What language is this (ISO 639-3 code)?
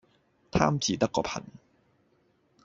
yue